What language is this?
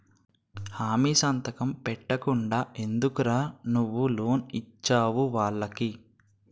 Telugu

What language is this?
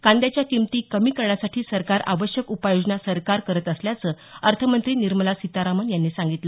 Marathi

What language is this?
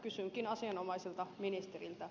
Finnish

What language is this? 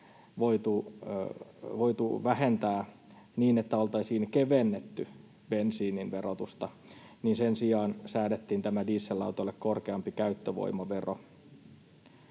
Finnish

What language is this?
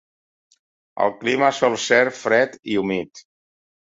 Catalan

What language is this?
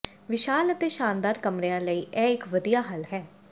Punjabi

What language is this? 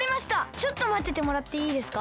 Japanese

